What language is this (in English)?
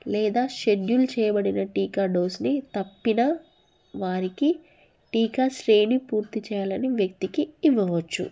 Telugu